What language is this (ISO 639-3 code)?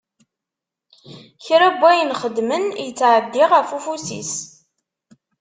kab